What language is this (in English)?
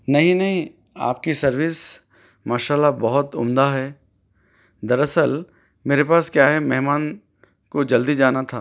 Urdu